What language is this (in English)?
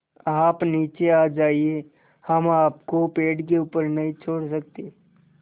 Hindi